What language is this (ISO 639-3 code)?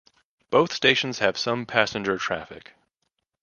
eng